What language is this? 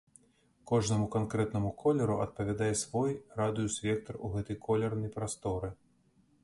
Belarusian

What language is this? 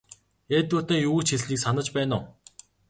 Mongolian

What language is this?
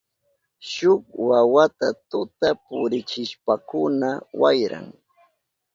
Southern Pastaza Quechua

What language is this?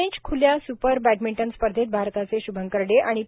Marathi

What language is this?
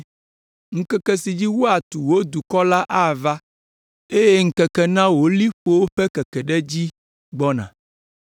Ewe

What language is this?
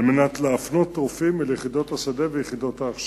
Hebrew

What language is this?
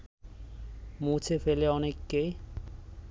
Bangla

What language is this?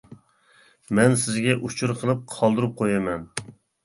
Uyghur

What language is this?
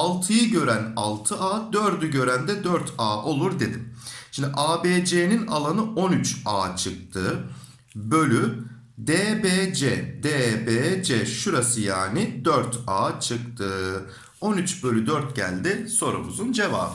Turkish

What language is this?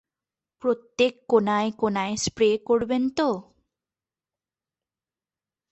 Bangla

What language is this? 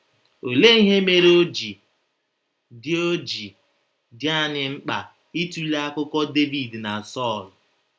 Igbo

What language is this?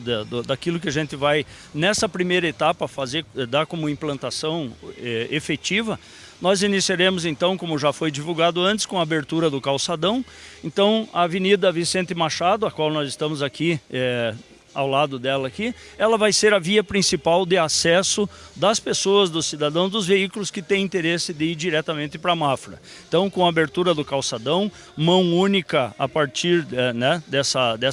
Portuguese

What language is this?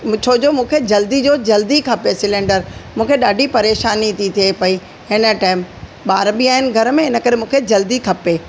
Sindhi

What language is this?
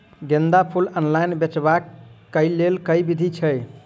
Maithili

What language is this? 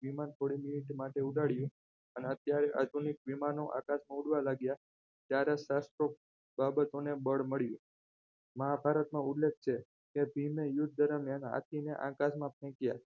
Gujarati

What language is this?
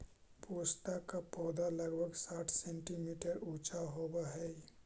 Magahi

